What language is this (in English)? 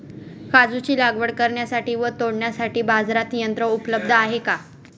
Marathi